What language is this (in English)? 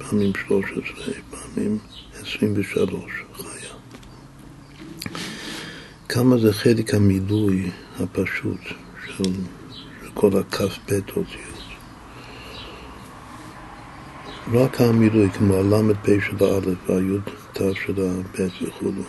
Hebrew